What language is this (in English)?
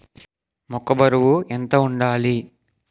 Telugu